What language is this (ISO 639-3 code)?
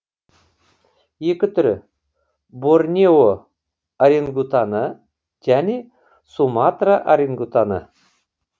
kaz